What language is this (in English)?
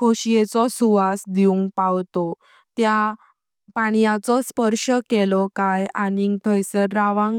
Konkani